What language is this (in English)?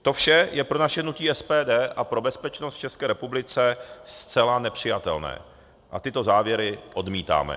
Czech